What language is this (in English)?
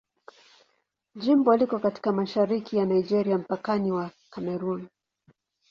Swahili